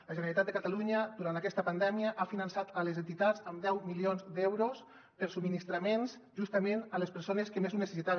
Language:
Catalan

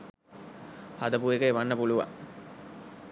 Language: Sinhala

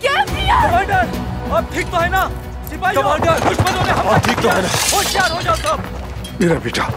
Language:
Hindi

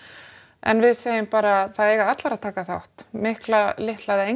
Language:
Icelandic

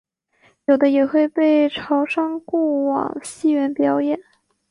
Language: Chinese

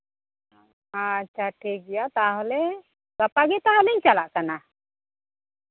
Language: Santali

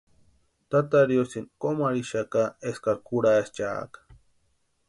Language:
Western Highland Purepecha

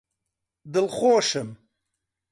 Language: Central Kurdish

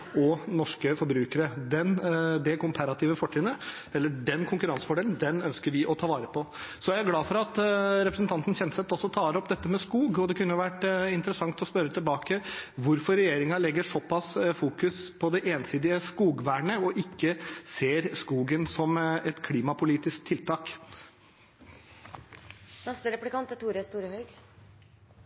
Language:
Norwegian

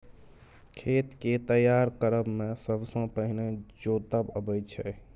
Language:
Maithili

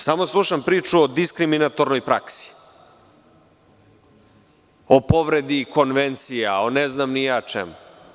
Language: Serbian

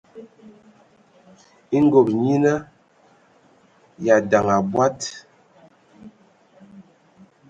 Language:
Ewondo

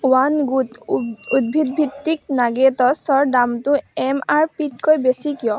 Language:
Assamese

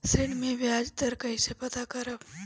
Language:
Bhojpuri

